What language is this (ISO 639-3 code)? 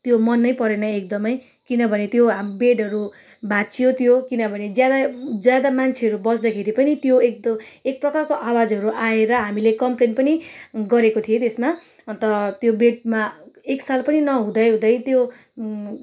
nep